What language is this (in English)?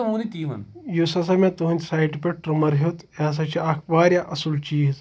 Kashmiri